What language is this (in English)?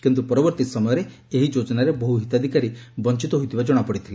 Odia